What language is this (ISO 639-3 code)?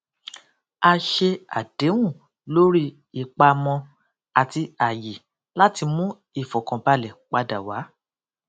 yor